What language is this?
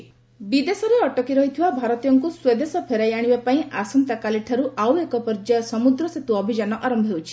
Odia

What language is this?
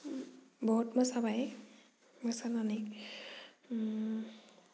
Bodo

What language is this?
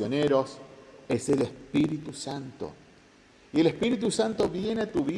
Spanish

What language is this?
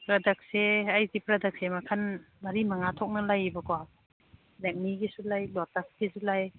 Manipuri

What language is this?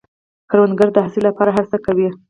Pashto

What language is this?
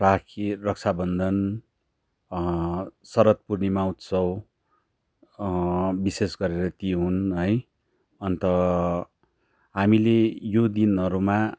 Nepali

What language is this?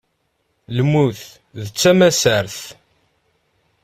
Kabyle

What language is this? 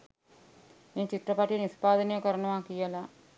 Sinhala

